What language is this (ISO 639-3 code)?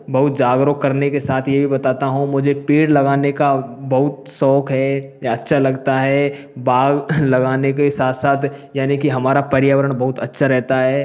hin